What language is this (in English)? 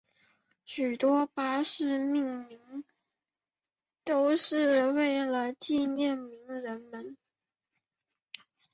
Chinese